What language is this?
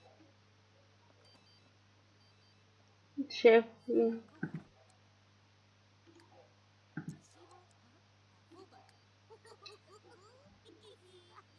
Russian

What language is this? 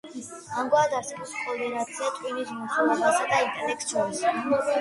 Georgian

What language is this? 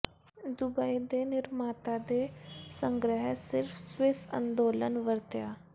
Punjabi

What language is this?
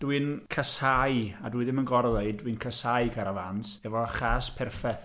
Welsh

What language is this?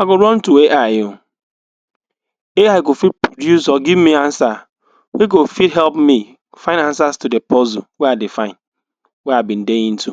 Nigerian Pidgin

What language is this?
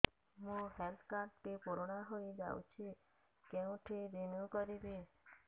Odia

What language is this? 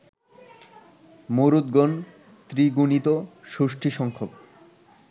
Bangla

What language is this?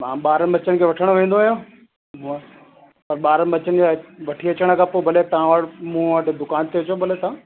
Sindhi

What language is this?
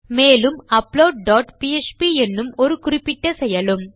Tamil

